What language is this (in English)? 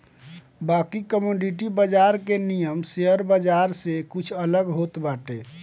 Bhojpuri